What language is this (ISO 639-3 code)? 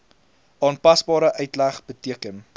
afr